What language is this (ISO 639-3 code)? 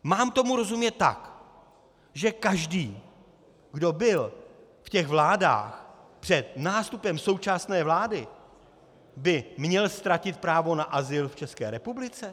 ces